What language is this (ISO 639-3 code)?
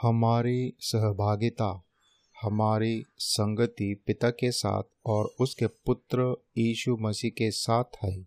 hin